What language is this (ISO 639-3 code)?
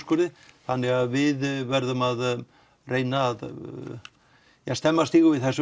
isl